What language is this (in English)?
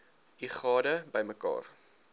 Afrikaans